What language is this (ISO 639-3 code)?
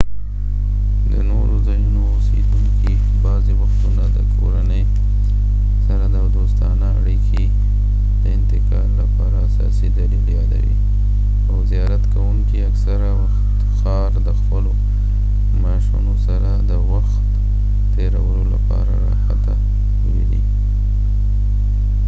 pus